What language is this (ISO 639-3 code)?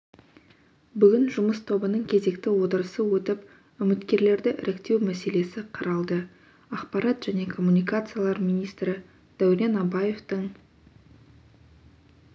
kaz